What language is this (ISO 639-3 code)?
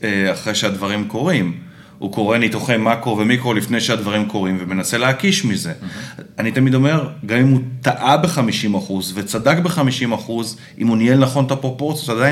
heb